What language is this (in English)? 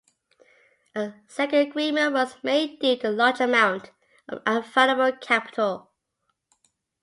English